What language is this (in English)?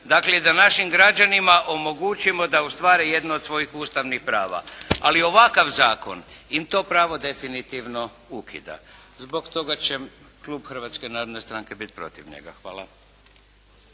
Croatian